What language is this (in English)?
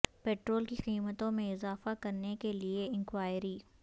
Urdu